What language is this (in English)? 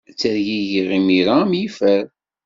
Kabyle